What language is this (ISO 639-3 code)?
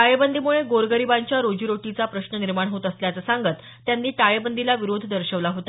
mar